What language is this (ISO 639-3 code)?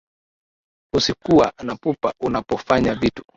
swa